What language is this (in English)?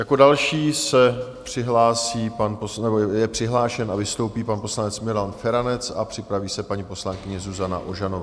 Czech